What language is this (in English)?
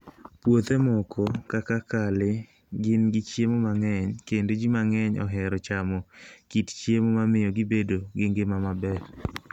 Luo (Kenya and Tanzania)